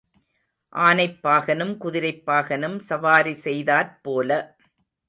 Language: Tamil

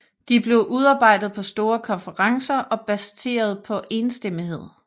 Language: Danish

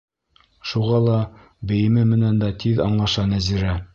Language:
Bashkir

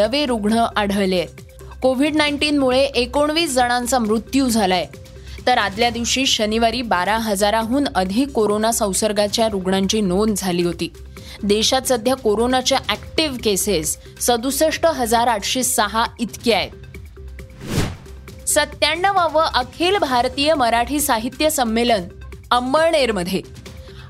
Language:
Marathi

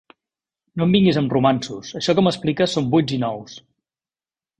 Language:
Catalan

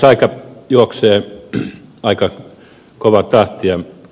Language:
Finnish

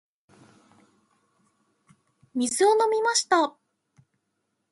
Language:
Japanese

